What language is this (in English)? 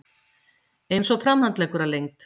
Icelandic